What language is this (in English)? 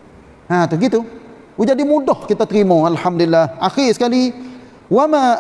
Malay